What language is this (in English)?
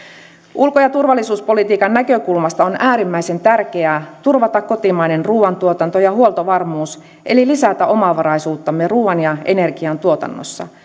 Finnish